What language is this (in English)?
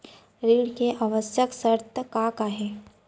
Chhattisgarhi